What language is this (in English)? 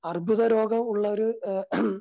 Malayalam